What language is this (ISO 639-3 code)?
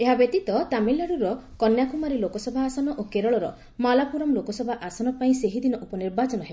ori